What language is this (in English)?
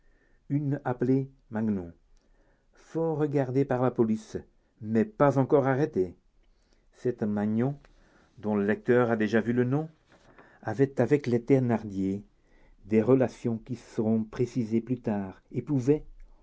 French